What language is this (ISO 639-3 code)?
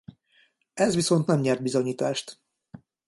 hun